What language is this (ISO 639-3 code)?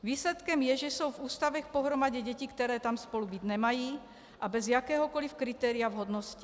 ces